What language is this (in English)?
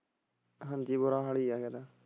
Punjabi